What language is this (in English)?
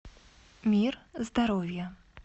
Russian